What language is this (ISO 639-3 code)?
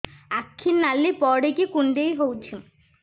ori